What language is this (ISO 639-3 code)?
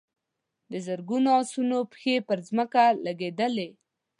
pus